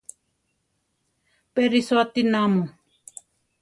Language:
Central Tarahumara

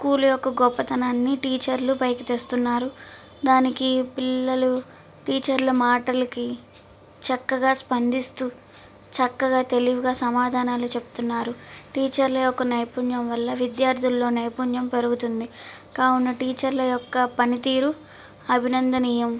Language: Telugu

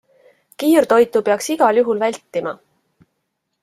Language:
Estonian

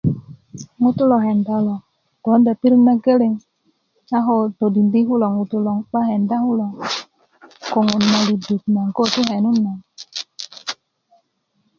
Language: Kuku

